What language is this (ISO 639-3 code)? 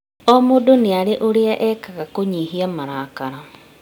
kik